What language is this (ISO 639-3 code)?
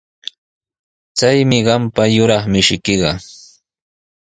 qws